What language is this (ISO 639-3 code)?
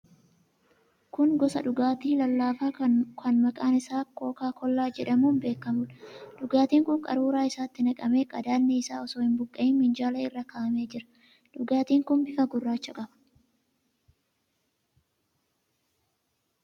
orm